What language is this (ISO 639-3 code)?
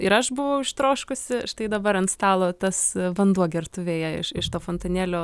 lit